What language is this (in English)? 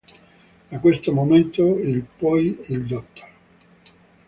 Italian